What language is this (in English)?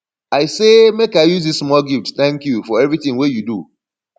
Nigerian Pidgin